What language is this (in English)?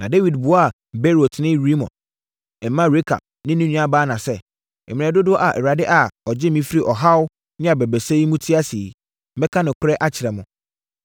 Akan